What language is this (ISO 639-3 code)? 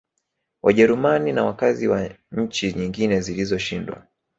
swa